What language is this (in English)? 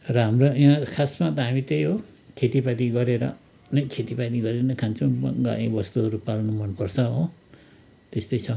Nepali